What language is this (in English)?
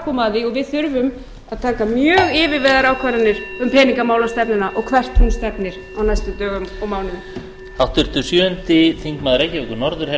Icelandic